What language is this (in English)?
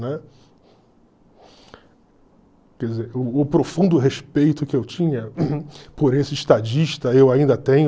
Portuguese